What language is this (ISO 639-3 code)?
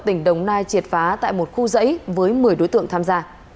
vie